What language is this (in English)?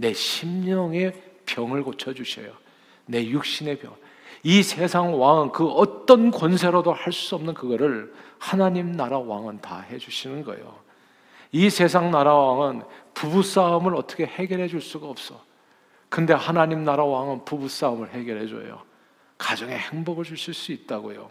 Korean